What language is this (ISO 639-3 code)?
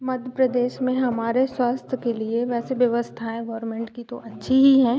hin